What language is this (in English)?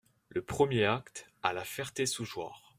French